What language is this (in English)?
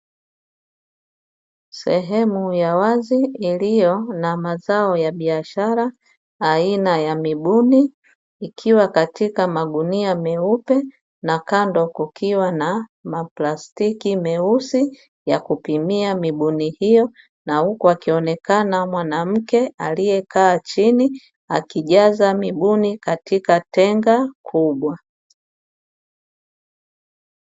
Swahili